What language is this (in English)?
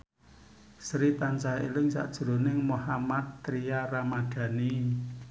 Javanese